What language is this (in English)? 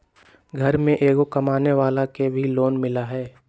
Magahi